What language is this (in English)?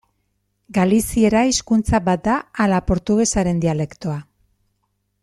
Basque